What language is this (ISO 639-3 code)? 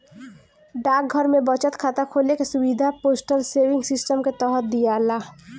bho